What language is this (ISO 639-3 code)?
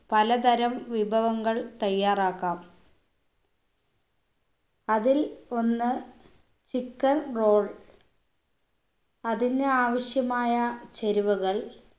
mal